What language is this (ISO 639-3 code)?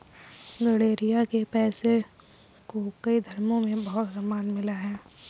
hin